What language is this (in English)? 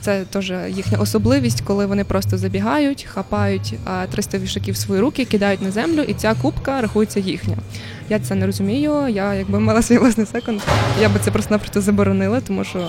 Ukrainian